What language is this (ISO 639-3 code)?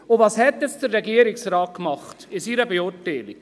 gsw